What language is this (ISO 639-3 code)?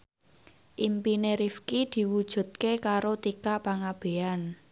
jav